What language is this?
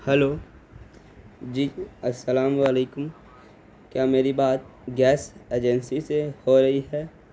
Urdu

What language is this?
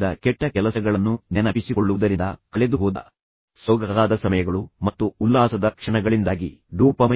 Kannada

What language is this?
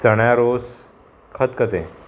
Konkani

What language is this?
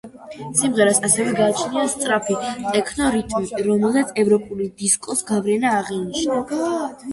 Georgian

